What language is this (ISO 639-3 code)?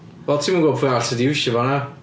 cym